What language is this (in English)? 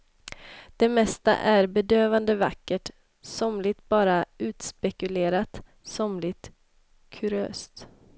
Swedish